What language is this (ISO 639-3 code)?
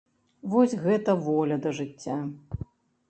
bel